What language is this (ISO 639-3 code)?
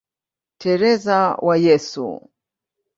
swa